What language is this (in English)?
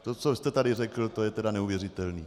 Czech